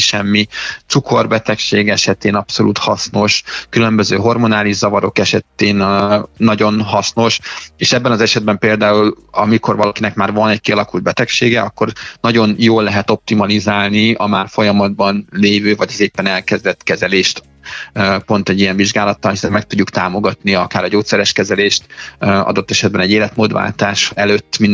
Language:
Hungarian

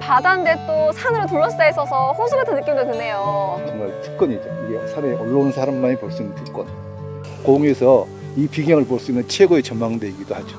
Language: Korean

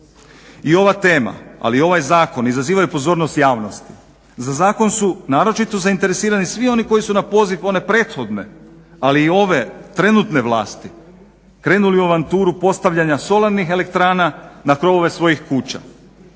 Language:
Croatian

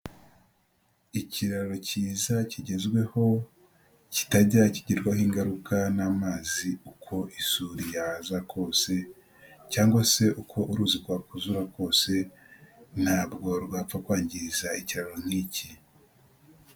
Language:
Kinyarwanda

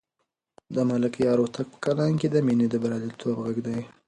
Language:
Pashto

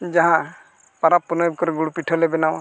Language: Santali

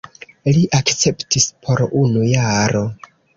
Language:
Esperanto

